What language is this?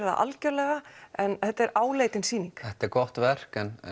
Icelandic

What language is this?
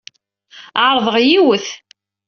Kabyle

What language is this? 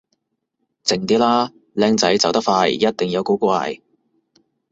Cantonese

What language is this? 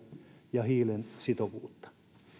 Finnish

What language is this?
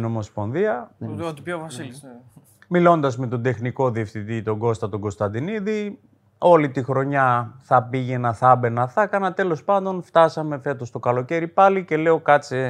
Greek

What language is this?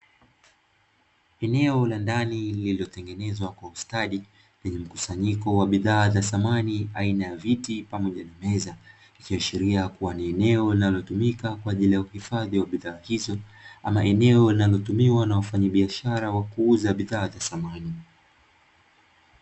Swahili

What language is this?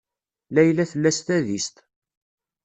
Kabyle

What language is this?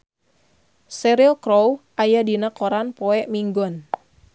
Sundanese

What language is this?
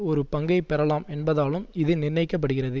Tamil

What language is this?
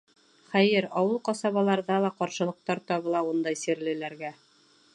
Bashkir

